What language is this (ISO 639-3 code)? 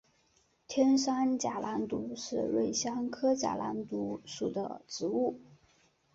zho